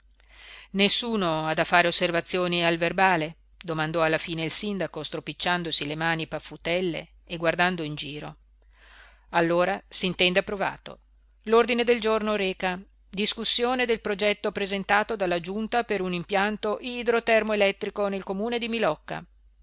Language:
Italian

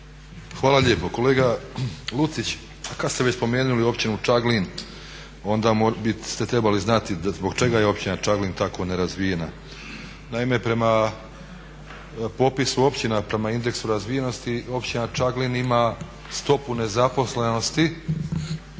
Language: Croatian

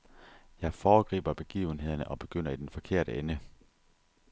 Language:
Danish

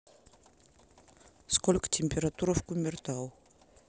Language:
Russian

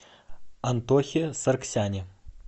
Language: Russian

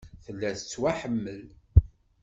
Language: Kabyle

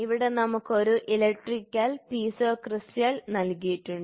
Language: Malayalam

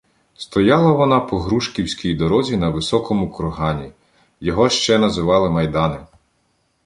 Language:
Ukrainian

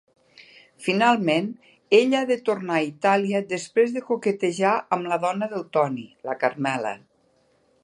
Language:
Catalan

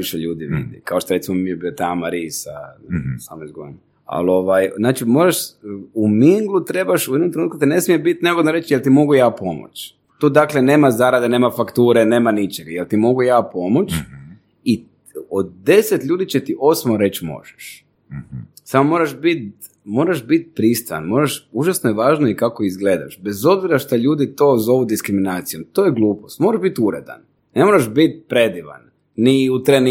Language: Croatian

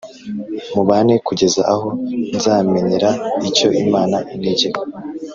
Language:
Kinyarwanda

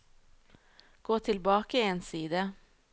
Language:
Norwegian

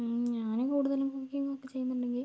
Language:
Malayalam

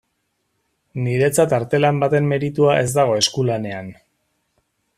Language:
Basque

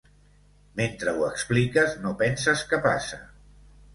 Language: Catalan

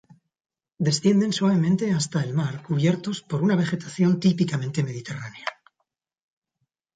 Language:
Spanish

